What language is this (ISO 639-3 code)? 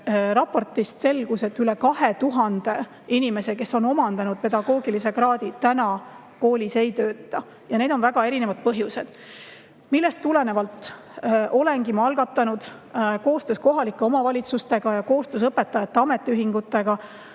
est